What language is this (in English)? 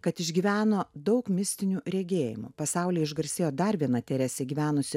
Lithuanian